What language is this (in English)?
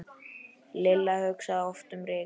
Icelandic